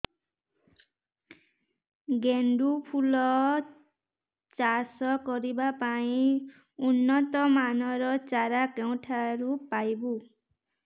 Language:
Odia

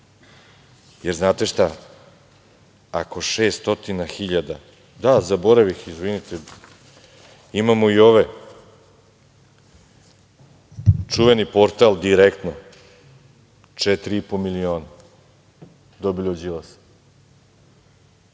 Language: Serbian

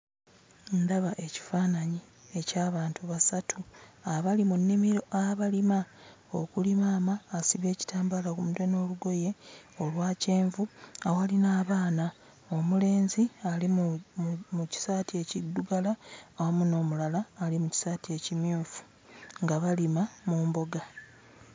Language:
Ganda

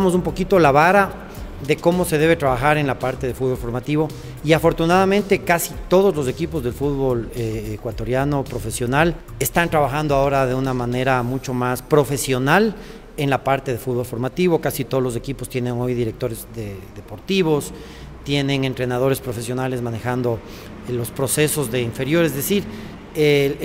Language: Spanish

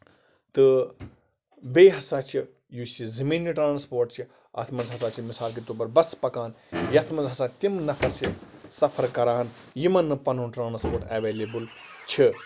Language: Kashmiri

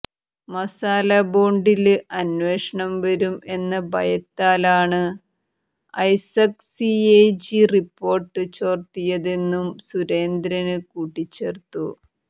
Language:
Malayalam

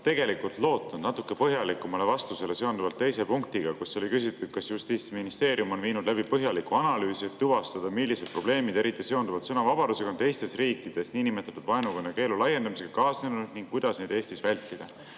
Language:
Estonian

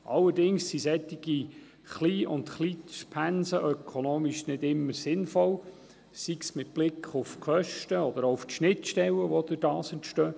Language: Swiss German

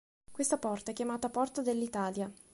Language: Italian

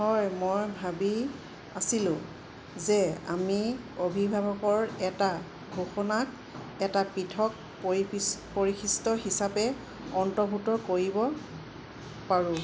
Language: Assamese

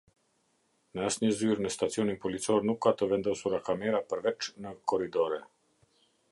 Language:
Albanian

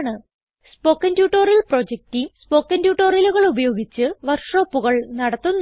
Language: Malayalam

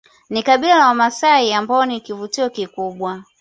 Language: Swahili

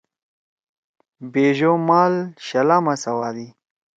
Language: Torwali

